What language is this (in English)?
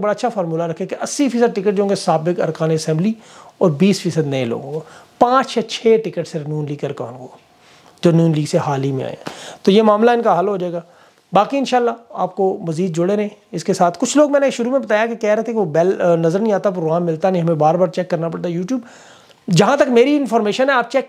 Hindi